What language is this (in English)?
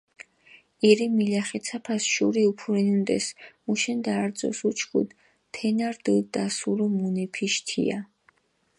Mingrelian